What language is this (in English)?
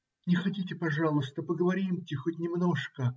Russian